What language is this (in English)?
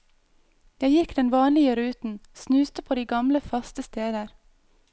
Norwegian